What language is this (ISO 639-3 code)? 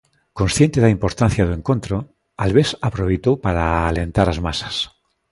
glg